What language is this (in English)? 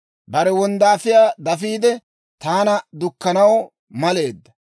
Dawro